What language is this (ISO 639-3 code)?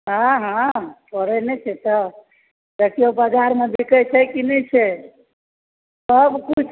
mai